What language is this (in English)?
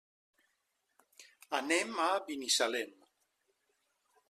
Catalan